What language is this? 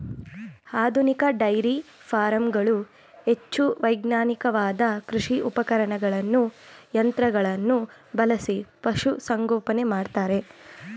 Kannada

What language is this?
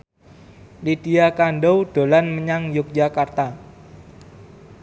Javanese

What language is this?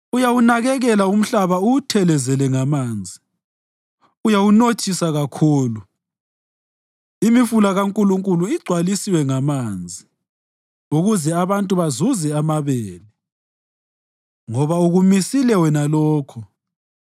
North Ndebele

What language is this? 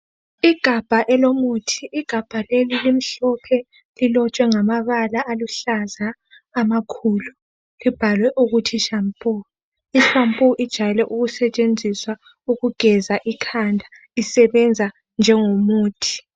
North Ndebele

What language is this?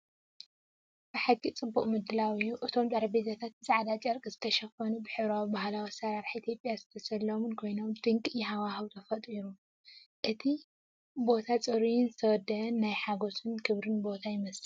Tigrinya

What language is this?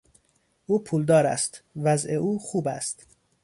Persian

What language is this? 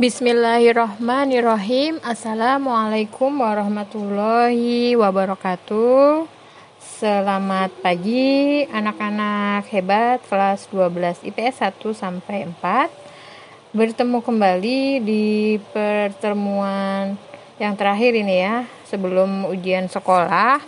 Indonesian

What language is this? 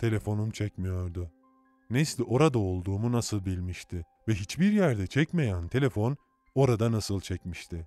Turkish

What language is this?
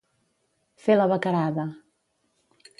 Catalan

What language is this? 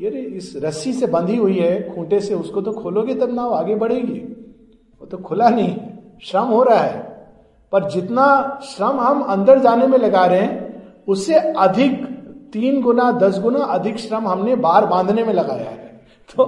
Hindi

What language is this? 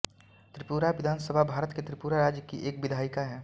Hindi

